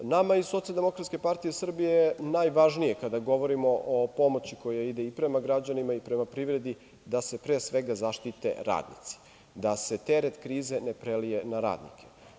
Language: Serbian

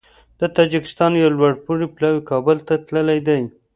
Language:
Pashto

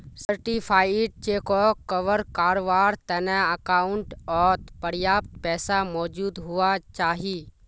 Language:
Magahi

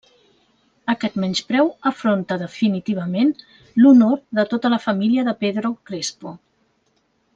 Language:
Catalan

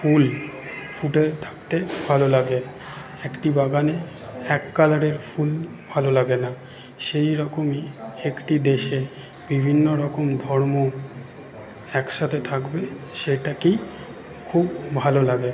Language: Bangla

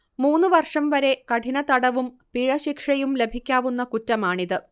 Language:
Malayalam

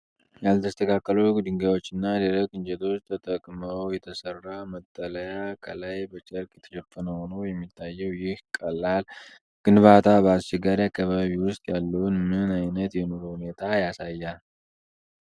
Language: Amharic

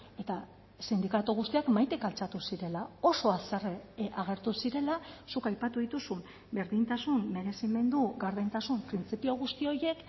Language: Basque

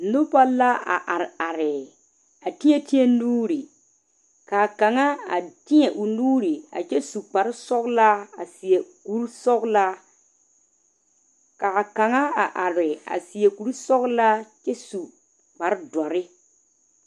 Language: Southern Dagaare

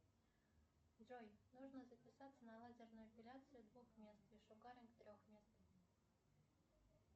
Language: Russian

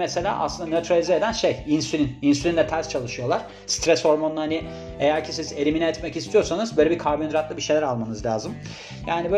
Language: Turkish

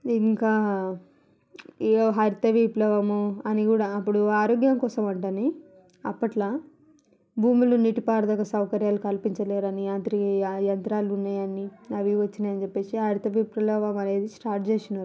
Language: Telugu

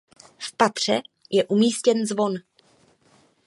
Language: Czech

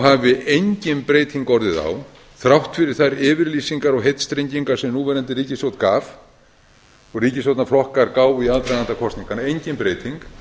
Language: Icelandic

